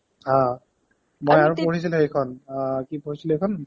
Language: Assamese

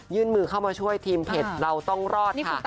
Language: Thai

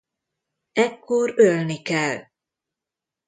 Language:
Hungarian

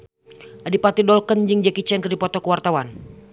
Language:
Sundanese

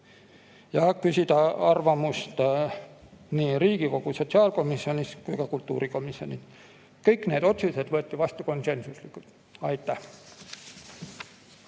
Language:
Estonian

